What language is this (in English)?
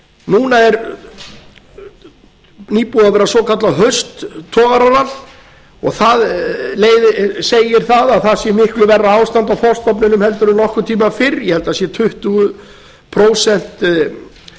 Icelandic